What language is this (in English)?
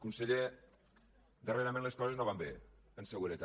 Catalan